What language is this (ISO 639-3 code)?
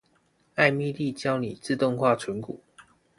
zho